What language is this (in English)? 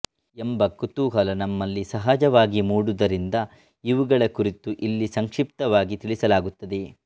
Kannada